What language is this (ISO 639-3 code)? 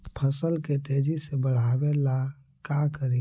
mag